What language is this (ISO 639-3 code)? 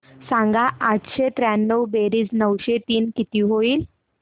mar